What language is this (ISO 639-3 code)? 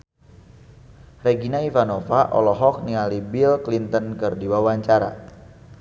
sun